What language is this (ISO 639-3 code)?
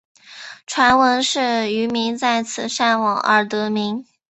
zho